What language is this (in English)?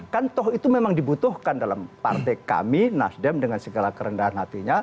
Indonesian